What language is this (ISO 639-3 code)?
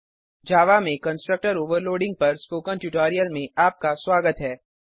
hin